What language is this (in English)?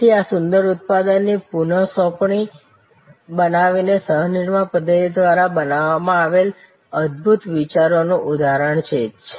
Gujarati